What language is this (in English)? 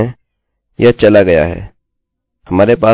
Hindi